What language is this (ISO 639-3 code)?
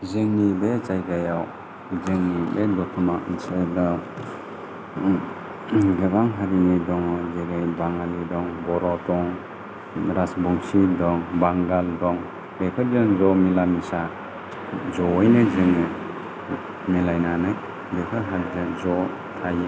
brx